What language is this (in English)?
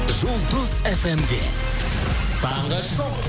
Kazakh